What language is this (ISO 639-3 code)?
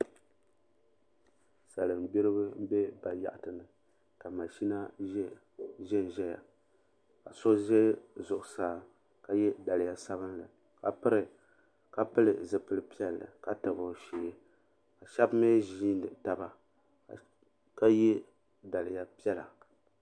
dag